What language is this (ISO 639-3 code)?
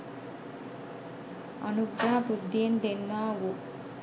sin